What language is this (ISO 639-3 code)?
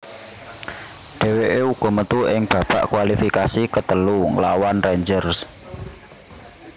jav